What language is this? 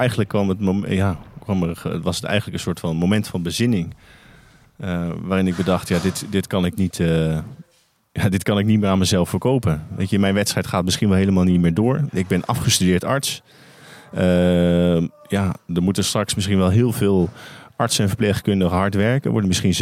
Dutch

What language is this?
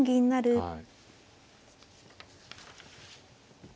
Japanese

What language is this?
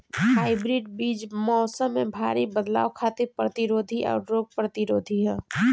Bhojpuri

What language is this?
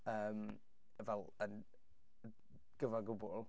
Welsh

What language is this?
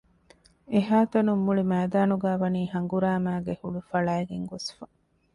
Divehi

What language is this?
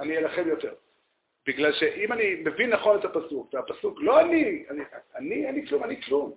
Hebrew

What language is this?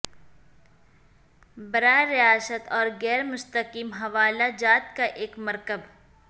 Urdu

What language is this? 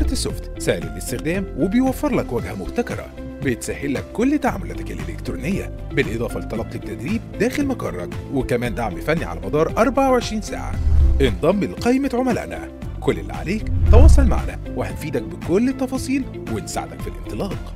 Arabic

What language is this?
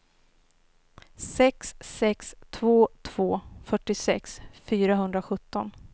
Swedish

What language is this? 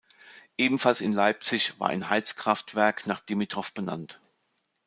German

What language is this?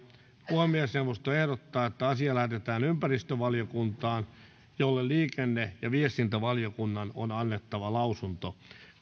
Finnish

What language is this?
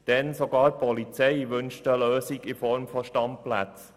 Swiss German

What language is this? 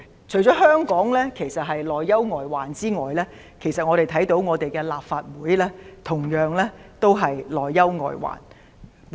Cantonese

